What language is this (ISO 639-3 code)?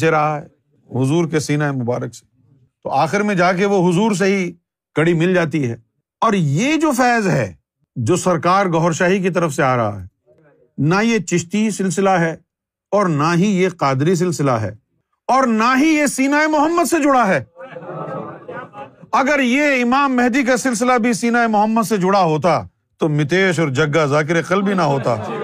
urd